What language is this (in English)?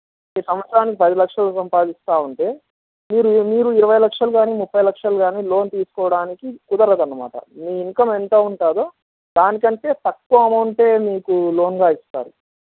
Telugu